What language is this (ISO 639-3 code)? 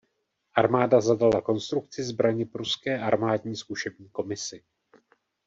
ces